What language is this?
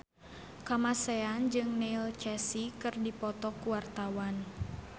Sundanese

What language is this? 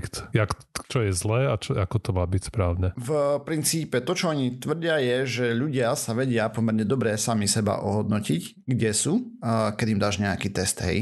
Slovak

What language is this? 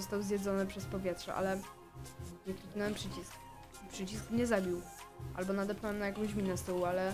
Polish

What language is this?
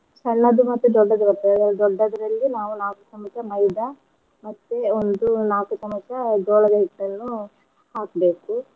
Kannada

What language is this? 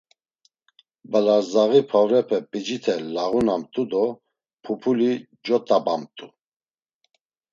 Laz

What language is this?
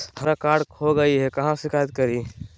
Magahi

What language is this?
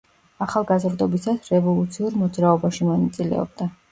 Georgian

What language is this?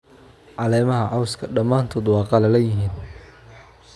Somali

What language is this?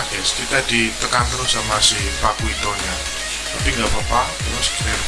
Indonesian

